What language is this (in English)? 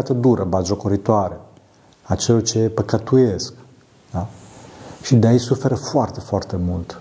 Romanian